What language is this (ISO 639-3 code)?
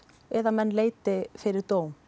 isl